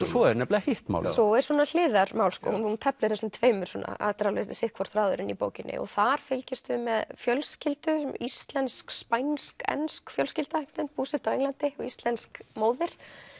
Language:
Icelandic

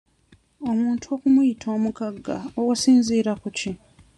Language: Ganda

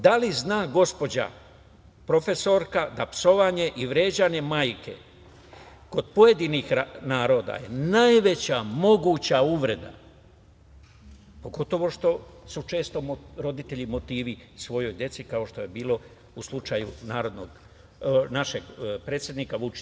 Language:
Serbian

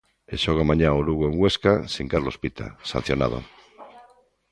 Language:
Galician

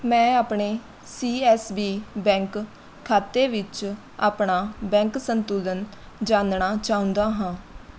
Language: Punjabi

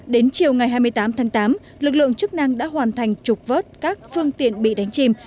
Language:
Vietnamese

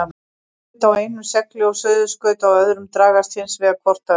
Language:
Icelandic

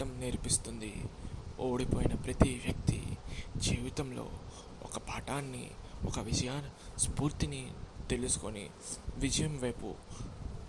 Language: Telugu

